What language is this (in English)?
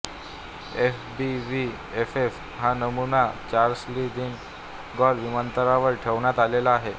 Marathi